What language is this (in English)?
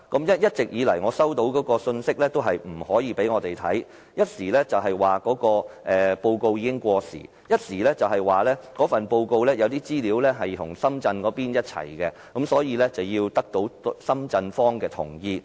Cantonese